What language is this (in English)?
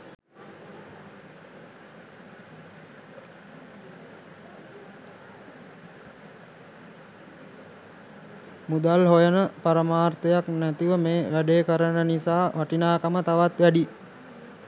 Sinhala